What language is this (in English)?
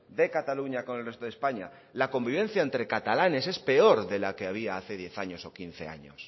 Spanish